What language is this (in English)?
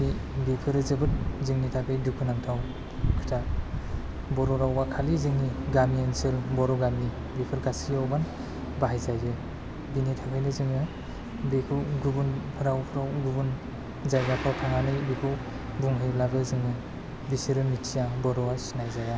Bodo